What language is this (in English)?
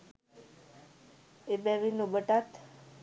Sinhala